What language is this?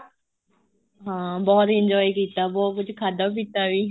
Punjabi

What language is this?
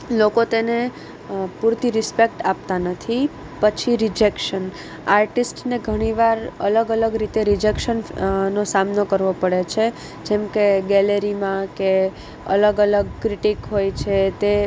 Gujarati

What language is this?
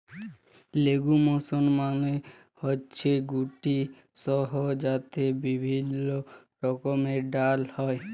Bangla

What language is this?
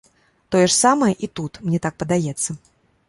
Belarusian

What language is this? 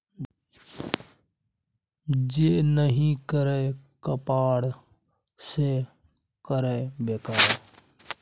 Maithili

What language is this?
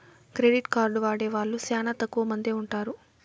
Telugu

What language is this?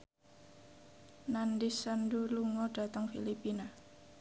Javanese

